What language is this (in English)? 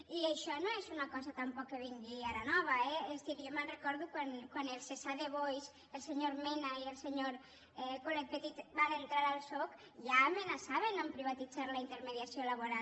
Catalan